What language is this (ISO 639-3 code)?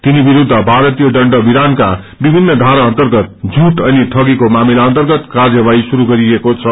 nep